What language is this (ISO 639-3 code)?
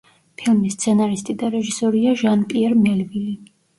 kat